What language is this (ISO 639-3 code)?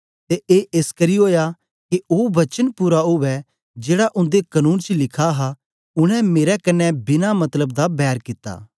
doi